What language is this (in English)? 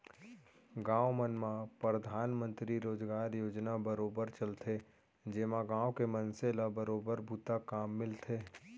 Chhattisgarhi